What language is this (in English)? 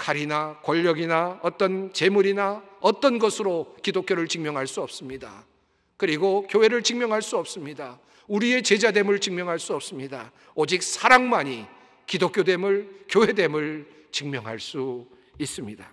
Korean